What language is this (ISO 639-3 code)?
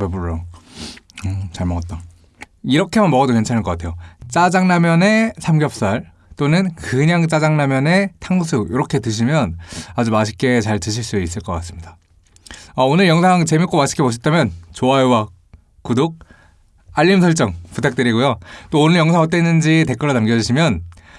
kor